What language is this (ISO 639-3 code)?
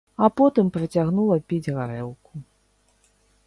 bel